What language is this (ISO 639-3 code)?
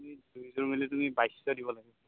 asm